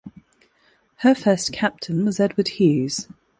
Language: English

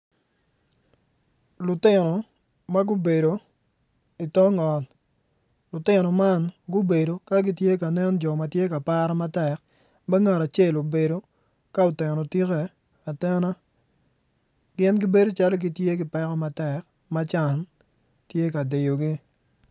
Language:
Acoli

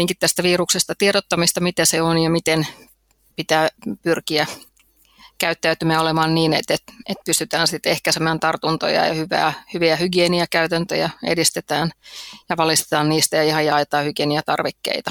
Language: Finnish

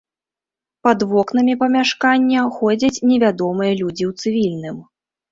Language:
Belarusian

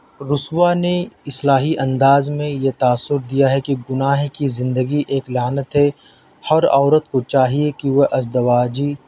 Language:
Urdu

